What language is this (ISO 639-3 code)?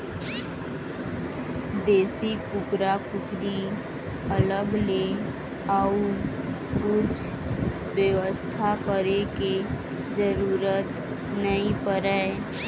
hne